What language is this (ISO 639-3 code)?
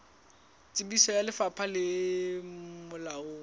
sot